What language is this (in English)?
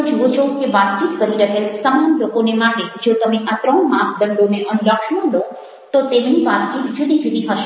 Gujarati